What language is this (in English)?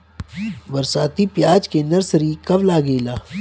Bhojpuri